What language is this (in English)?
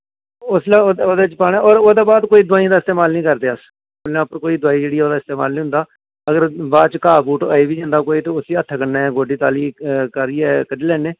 Dogri